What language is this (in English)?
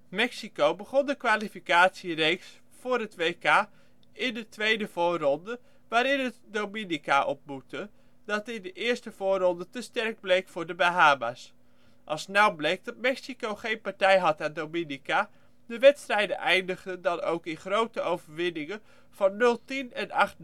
Dutch